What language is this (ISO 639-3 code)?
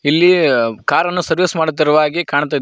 kan